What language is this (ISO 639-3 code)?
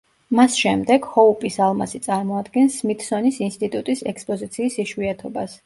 kat